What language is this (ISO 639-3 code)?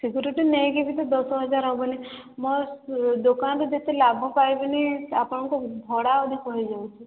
ori